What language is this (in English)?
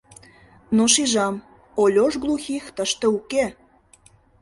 Mari